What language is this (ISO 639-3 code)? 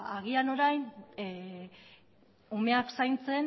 eus